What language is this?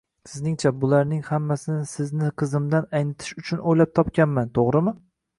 Uzbek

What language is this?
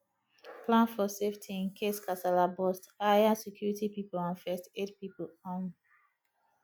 Nigerian Pidgin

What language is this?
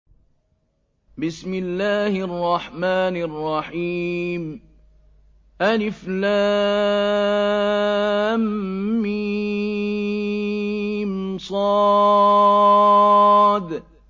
Arabic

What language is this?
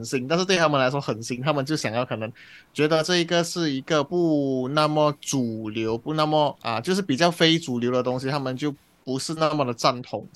Chinese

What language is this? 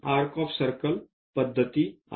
Marathi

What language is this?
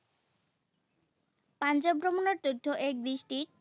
Assamese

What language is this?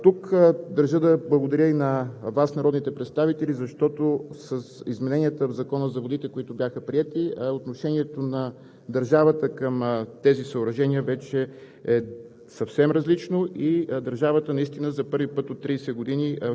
Bulgarian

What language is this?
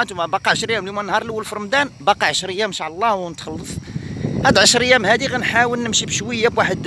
Arabic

